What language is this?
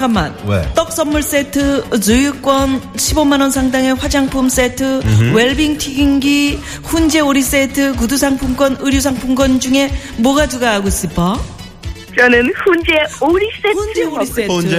Korean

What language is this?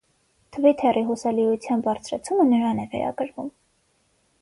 Armenian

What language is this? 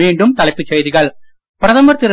Tamil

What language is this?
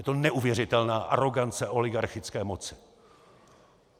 Czech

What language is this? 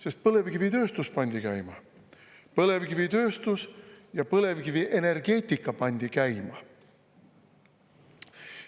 Estonian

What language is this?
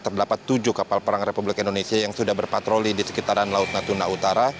Indonesian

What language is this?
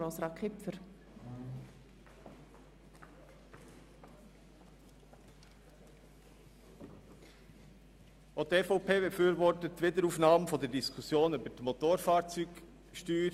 Swiss German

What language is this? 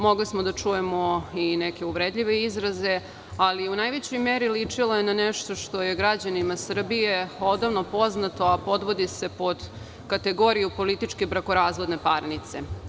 Serbian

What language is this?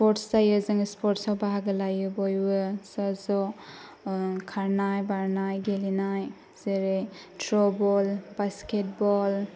Bodo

